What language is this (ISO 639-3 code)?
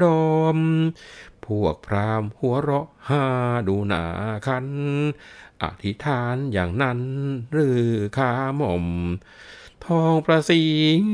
tha